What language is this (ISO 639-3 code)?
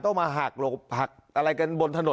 tha